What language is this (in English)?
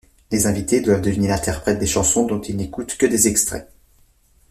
French